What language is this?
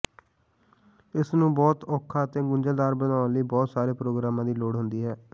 Punjabi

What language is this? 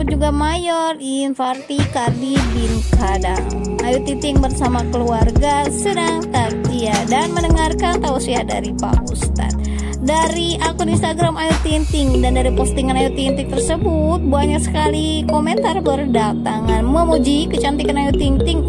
Indonesian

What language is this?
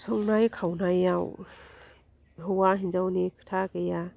Bodo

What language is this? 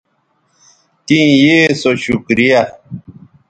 Bateri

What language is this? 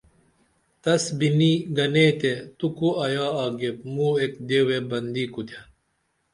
Dameli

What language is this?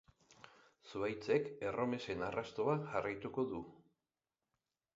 Basque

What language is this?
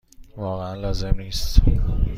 Persian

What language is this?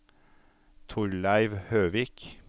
Norwegian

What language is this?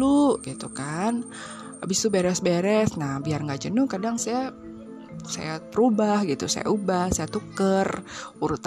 Indonesian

